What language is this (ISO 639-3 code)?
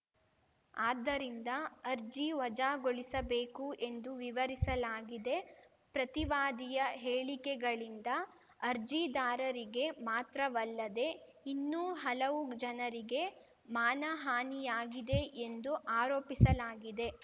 kan